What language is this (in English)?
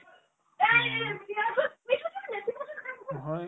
Assamese